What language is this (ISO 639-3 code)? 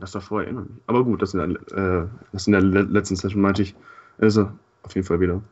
deu